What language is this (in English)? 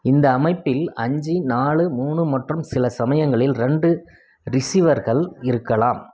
Tamil